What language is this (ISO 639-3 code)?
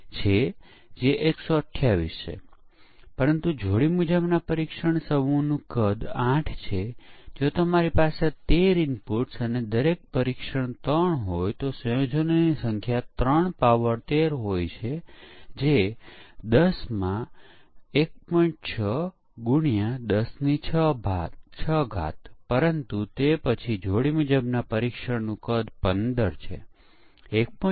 guj